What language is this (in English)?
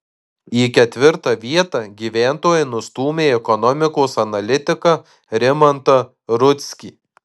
Lithuanian